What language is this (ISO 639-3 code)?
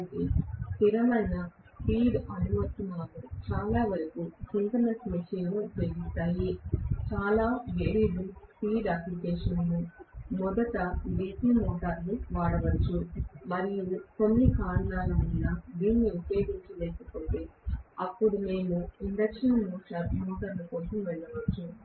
tel